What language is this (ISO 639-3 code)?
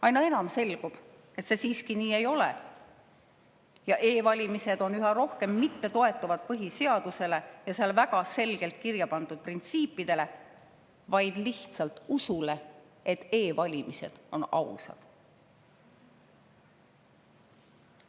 est